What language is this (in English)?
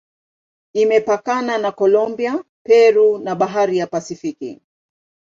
Swahili